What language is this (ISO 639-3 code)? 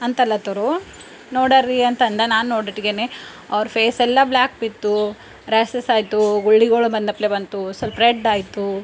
kan